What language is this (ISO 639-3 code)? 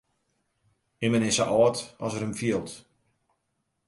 fry